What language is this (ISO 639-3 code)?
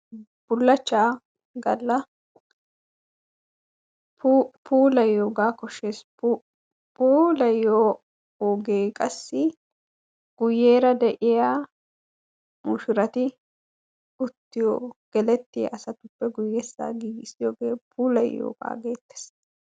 wal